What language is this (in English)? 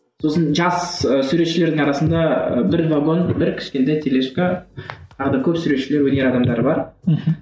Kazakh